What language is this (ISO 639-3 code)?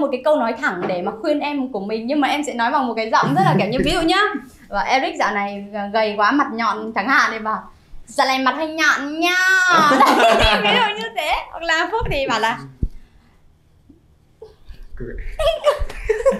vie